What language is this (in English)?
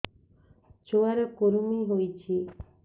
Odia